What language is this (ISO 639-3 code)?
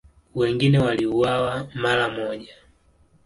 swa